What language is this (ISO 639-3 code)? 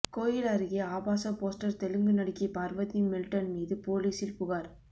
tam